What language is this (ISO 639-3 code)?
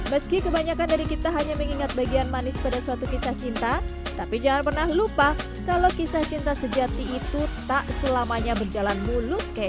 ind